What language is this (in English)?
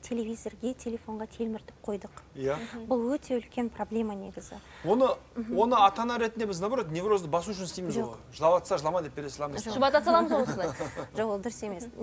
Russian